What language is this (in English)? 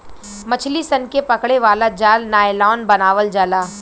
Bhojpuri